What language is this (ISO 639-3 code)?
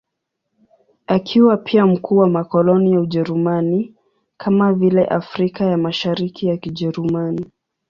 swa